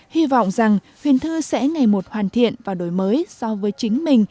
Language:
Vietnamese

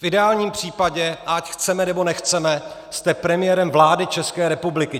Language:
Czech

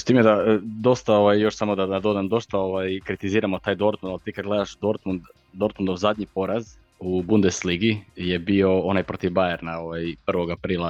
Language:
Croatian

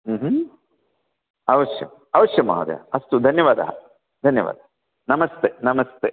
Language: Sanskrit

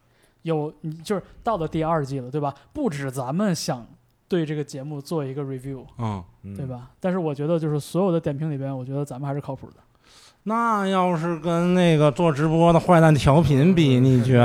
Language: Chinese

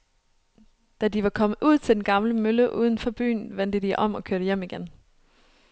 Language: Danish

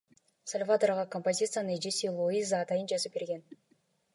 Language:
Kyrgyz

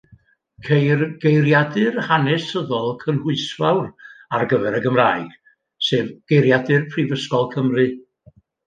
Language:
Welsh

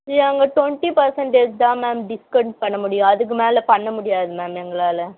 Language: Tamil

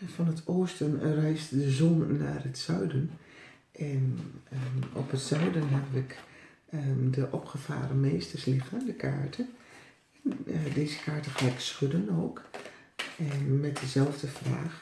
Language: Dutch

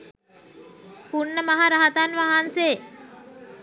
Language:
Sinhala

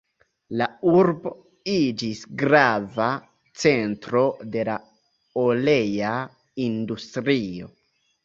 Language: Esperanto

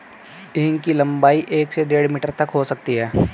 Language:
Hindi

